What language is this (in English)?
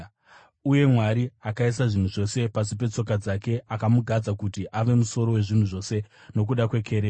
Shona